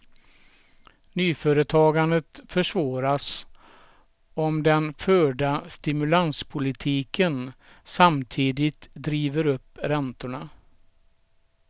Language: Swedish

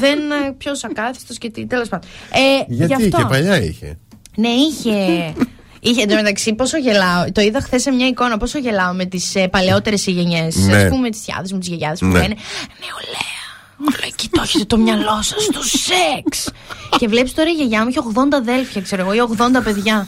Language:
Greek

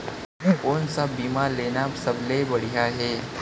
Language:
Chhattisgarhi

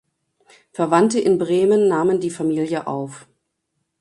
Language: German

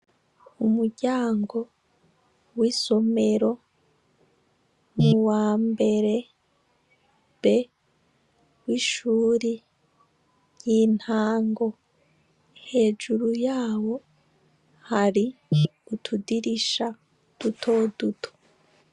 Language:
Rundi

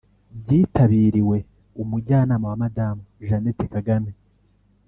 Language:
Kinyarwanda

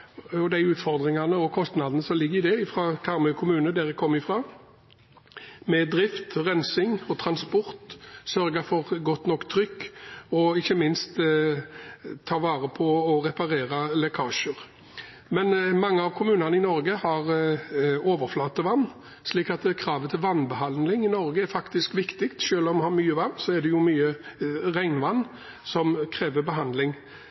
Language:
Norwegian Bokmål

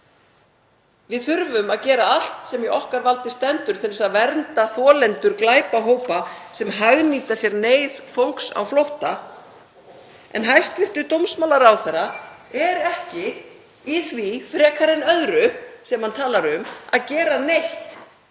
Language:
Icelandic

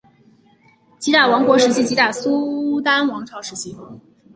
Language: Chinese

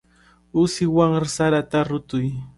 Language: Cajatambo North Lima Quechua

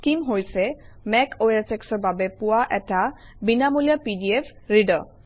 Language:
Assamese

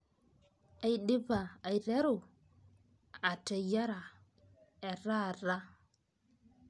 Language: Masai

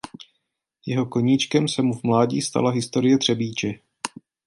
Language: Czech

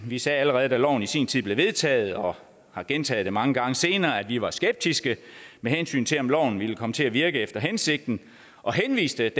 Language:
Danish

